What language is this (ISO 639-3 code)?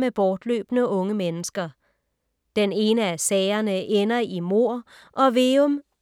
dan